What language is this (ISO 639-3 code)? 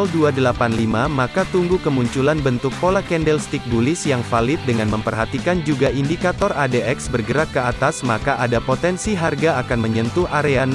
ind